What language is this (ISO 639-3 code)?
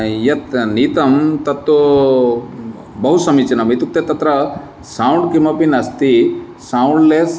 san